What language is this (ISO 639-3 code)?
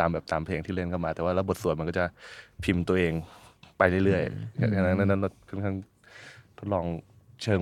tha